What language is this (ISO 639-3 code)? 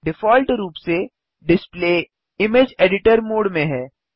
hin